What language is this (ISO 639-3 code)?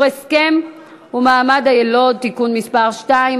heb